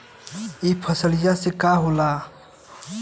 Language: Bhojpuri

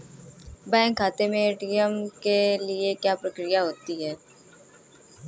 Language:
Hindi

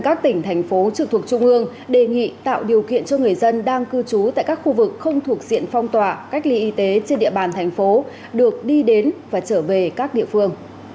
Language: Vietnamese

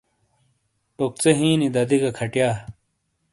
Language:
Shina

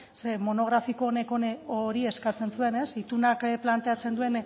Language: Basque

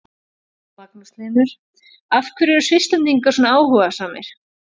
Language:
Icelandic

